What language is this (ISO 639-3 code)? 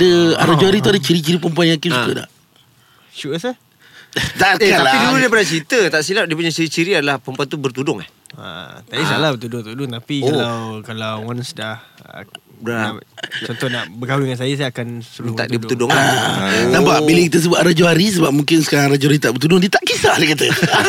msa